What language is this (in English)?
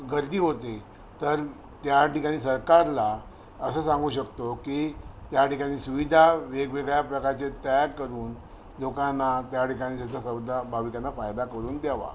Marathi